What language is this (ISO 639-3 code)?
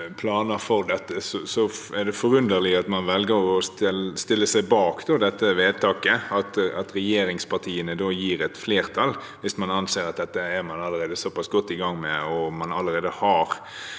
nor